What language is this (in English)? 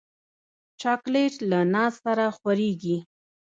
Pashto